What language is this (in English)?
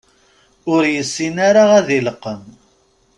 Kabyle